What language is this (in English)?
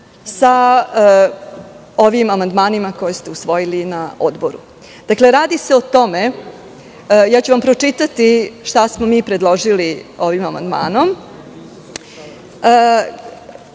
Serbian